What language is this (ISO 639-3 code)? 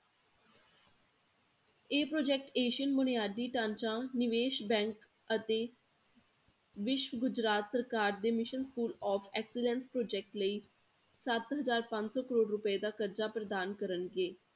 pan